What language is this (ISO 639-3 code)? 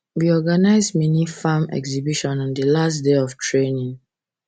pcm